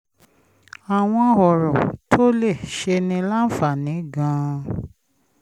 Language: Yoruba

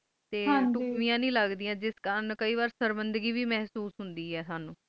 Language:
Punjabi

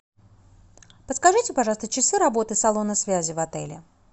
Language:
Russian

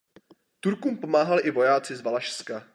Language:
Czech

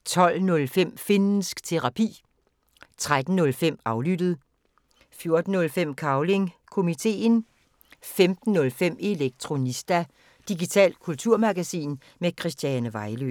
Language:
Danish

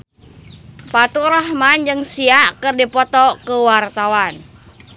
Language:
Sundanese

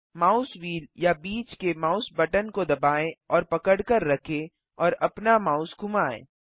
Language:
Hindi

